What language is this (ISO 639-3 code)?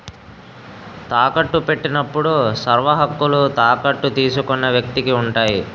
tel